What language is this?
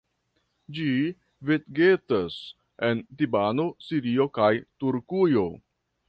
Esperanto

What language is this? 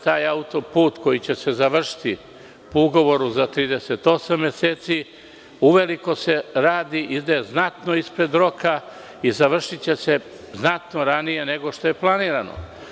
Serbian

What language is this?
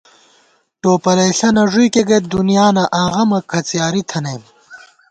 Gawar-Bati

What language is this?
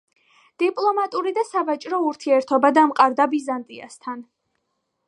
Georgian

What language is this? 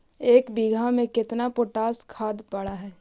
Magahi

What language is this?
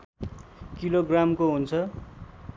Nepali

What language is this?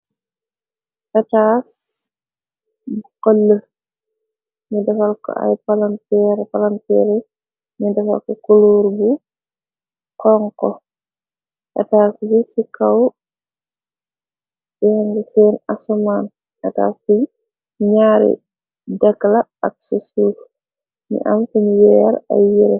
Wolof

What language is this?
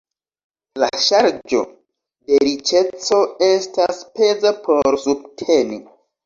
Esperanto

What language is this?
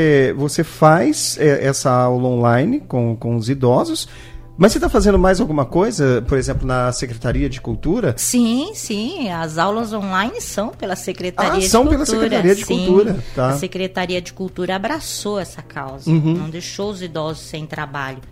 Portuguese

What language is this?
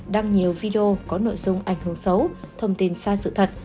Vietnamese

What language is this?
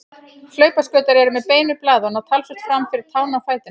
Icelandic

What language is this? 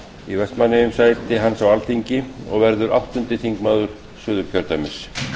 Icelandic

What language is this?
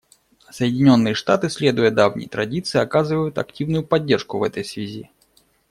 Russian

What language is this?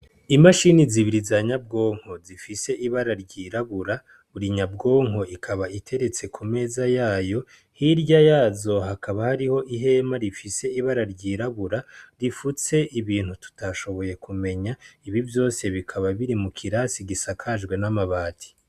Rundi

